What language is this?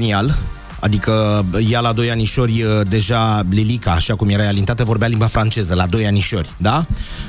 Romanian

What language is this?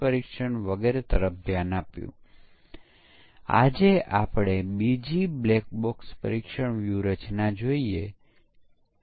Gujarati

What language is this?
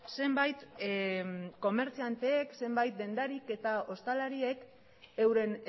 Basque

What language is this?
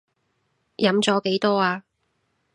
Cantonese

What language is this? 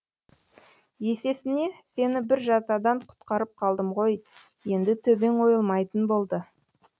Kazakh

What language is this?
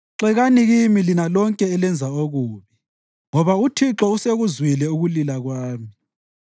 North Ndebele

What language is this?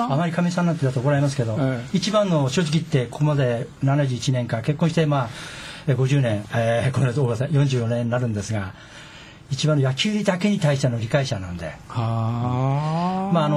Japanese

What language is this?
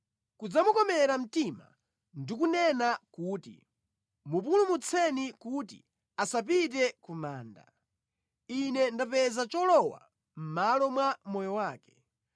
Nyanja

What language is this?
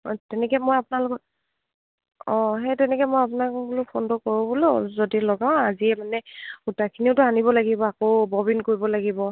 Assamese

